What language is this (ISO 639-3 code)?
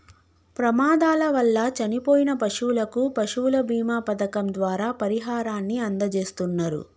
tel